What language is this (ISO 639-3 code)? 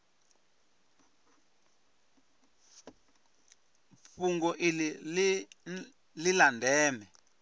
ven